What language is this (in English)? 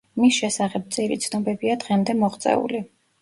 Georgian